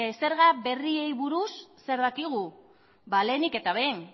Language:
Basque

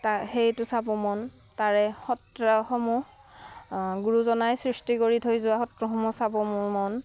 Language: Assamese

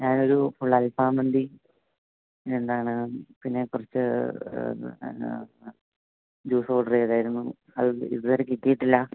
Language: Malayalam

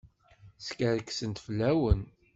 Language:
Kabyle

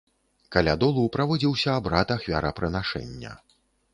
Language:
Belarusian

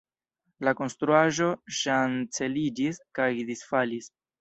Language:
Esperanto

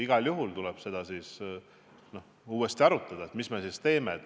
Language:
Estonian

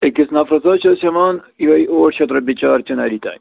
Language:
Kashmiri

